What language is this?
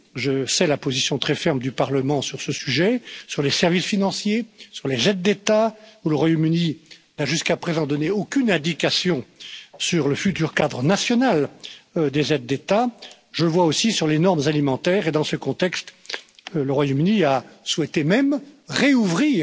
French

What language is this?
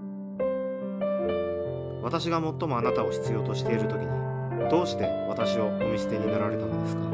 Japanese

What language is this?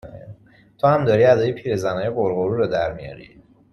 Persian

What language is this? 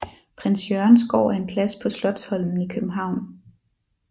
Danish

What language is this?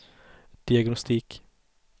Swedish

